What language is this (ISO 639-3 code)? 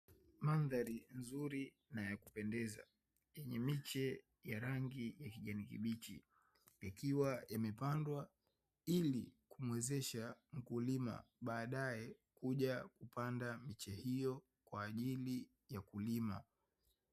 swa